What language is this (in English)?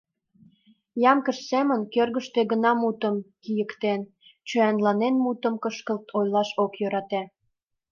Mari